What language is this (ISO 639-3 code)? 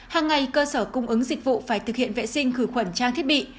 vie